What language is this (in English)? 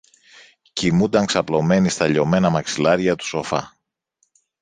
Greek